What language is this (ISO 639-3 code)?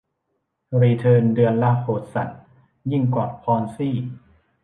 tha